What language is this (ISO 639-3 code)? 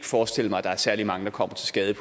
dan